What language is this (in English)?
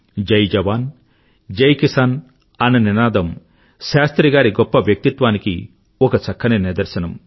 Telugu